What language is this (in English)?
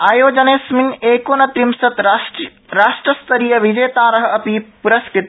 Sanskrit